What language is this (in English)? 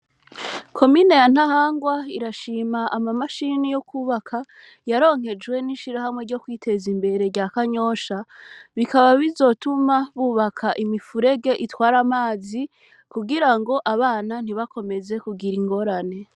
Rundi